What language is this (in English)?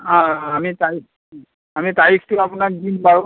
Assamese